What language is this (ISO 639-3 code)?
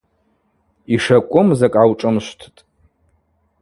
abq